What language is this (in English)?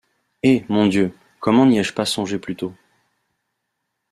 French